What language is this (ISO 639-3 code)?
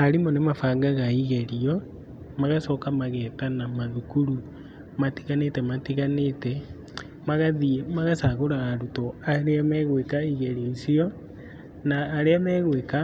kik